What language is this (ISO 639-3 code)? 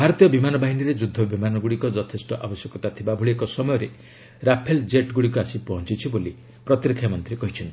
ori